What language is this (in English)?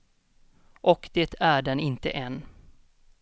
Swedish